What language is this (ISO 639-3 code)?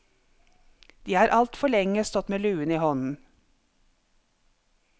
nor